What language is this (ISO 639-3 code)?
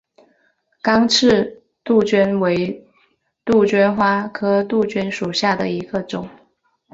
zho